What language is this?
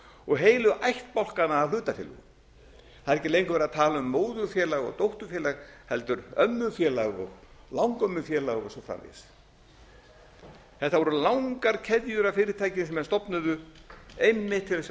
Icelandic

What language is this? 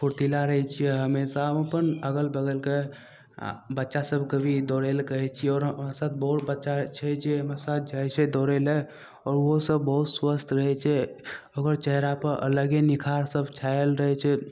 Maithili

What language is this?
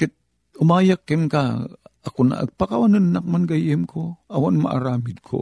Filipino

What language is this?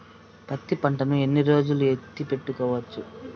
Telugu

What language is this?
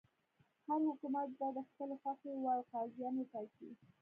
Pashto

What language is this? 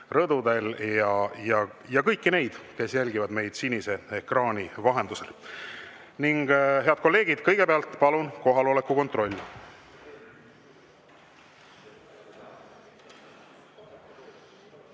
Estonian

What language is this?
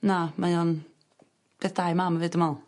Welsh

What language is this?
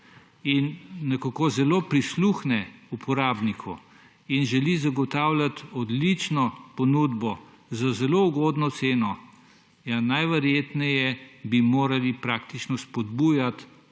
Slovenian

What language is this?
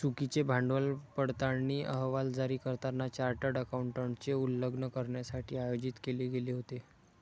Marathi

